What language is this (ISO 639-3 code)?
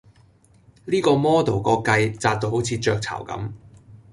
yue